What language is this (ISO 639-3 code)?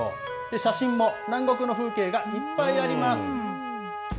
jpn